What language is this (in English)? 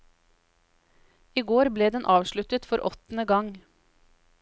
Norwegian